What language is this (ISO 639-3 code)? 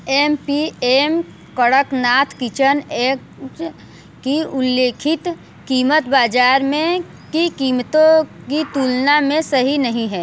hin